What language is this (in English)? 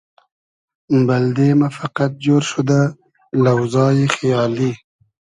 Hazaragi